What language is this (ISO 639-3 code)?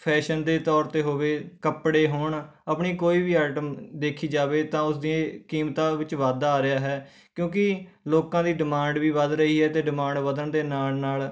pan